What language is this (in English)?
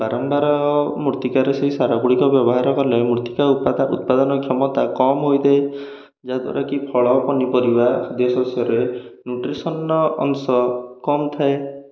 Odia